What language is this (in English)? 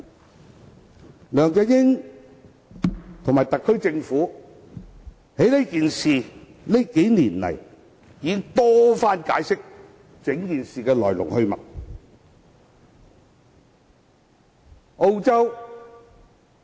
Cantonese